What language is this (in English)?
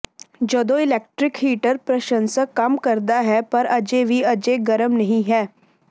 Punjabi